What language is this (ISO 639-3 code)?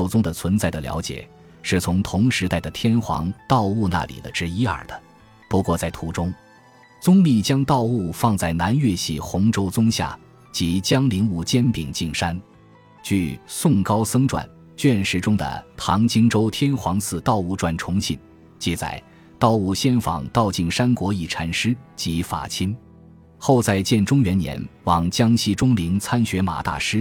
zho